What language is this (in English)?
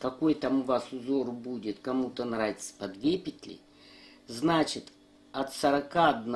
Russian